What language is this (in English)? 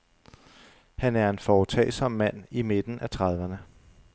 Danish